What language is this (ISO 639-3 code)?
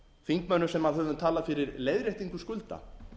isl